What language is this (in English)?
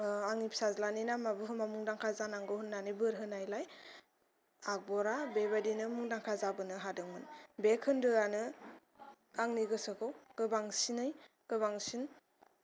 Bodo